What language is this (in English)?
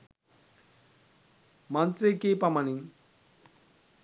Sinhala